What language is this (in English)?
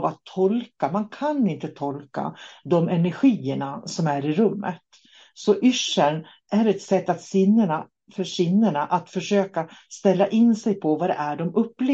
Swedish